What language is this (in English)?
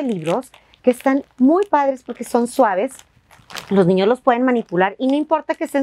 Spanish